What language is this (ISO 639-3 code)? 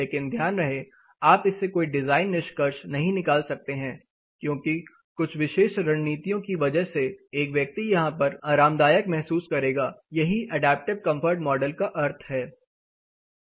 hin